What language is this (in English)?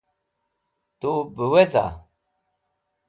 Wakhi